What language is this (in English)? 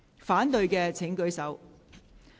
Cantonese